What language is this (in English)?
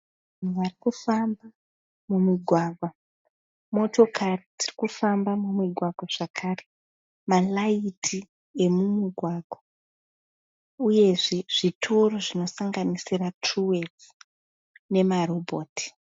Shona